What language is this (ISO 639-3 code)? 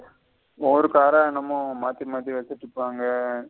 tam